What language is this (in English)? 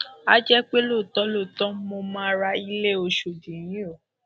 Yoruba